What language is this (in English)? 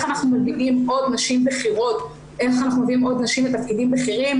Hebrew